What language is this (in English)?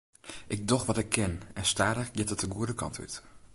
Western Frisian